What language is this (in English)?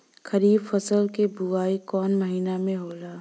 Bhojpuri